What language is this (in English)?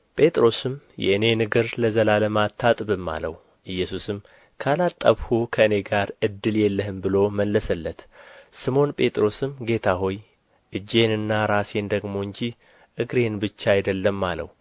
Amharic